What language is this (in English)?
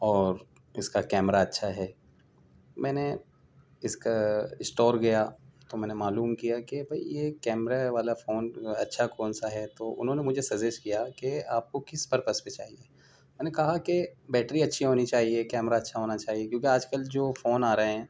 Urdu